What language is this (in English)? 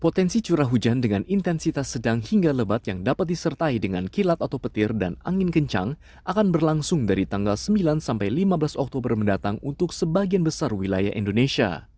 Indonesian